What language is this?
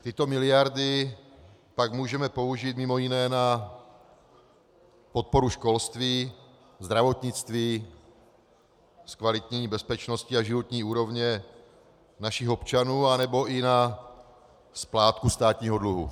Czech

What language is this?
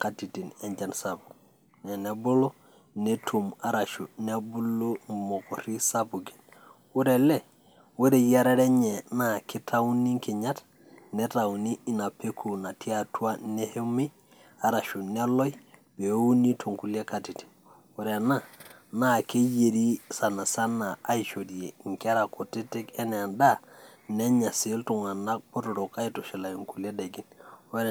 Masai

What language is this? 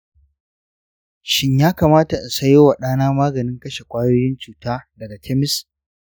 Hausa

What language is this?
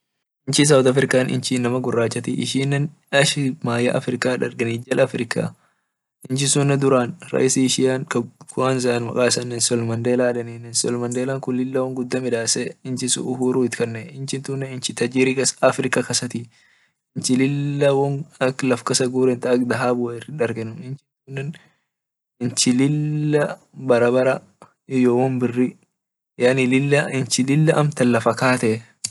Orma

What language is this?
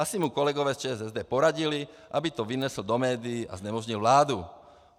Czech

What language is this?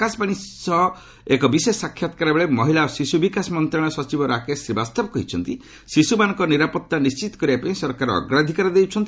Odia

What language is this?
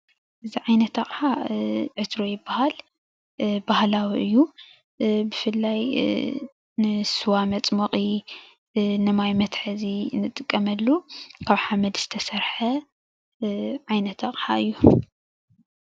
Tigrinya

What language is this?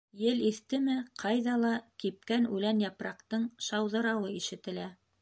Bashkir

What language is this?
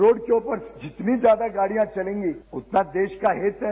Hindi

